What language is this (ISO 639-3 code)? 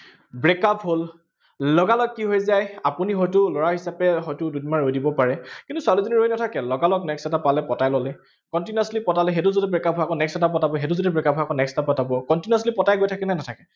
asm